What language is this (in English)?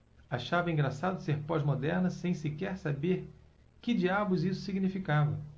Portuguese